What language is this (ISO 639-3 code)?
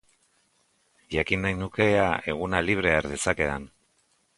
eus